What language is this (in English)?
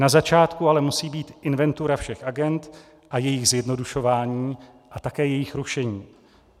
Czech